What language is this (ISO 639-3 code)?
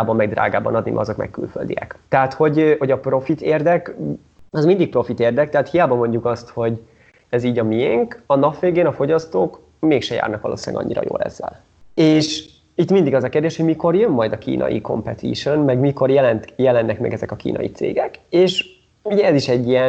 hun